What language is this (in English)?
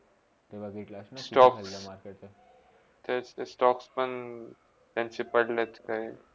Marathi